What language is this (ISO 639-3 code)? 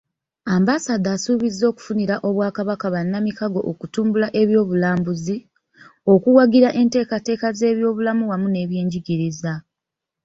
lug